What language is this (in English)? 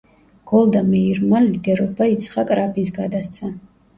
Georgian